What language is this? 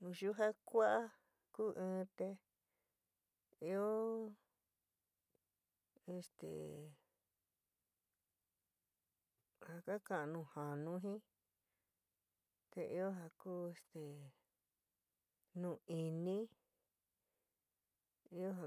San Miguel El Grande Mixtec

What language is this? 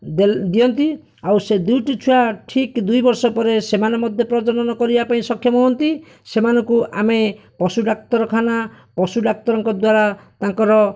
Odia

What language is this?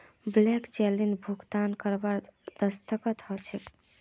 Magahi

